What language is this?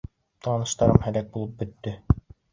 Bashkir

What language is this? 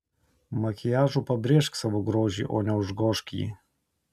Lithuanian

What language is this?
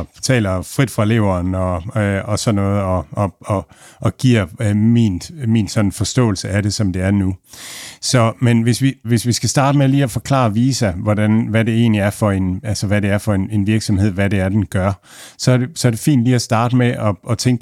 Danish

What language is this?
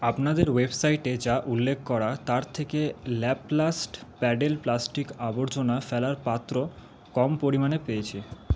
Bangla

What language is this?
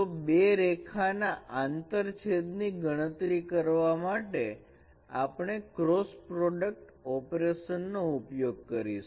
Gujarati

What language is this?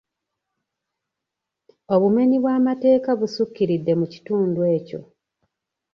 Ganda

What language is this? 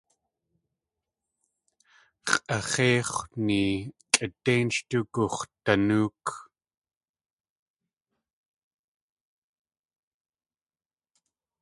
Tlingit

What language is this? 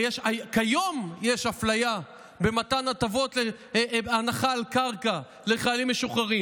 Hebrew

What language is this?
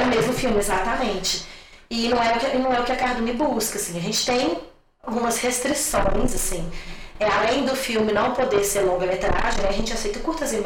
Portuguese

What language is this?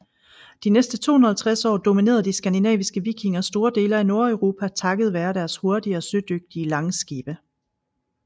Danish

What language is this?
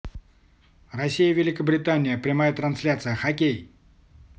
Russian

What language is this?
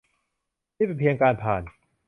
Thai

